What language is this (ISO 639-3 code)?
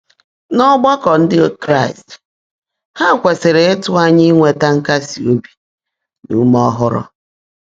ibo